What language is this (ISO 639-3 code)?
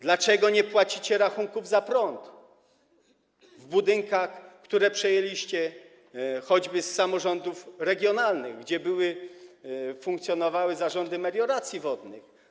pol